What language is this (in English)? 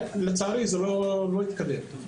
Hebrew